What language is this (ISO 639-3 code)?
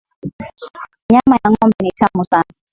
swa